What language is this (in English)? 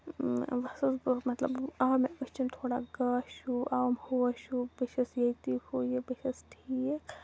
Kashmiri